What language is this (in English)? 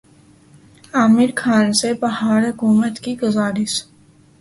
Urdu